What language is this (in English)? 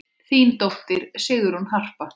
Icelandic